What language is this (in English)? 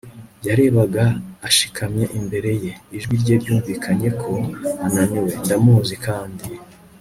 Kinyarwanda